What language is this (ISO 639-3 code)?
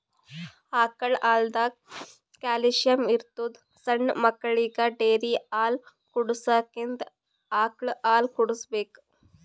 kan